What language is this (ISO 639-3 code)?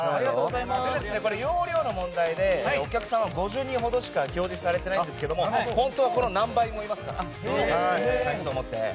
jpn